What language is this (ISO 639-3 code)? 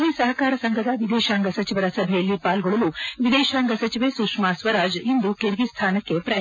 kan